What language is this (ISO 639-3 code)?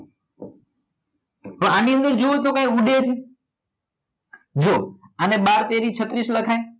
guj